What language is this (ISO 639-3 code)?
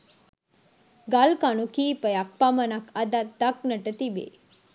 sin